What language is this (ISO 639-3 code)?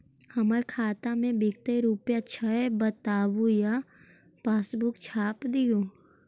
mag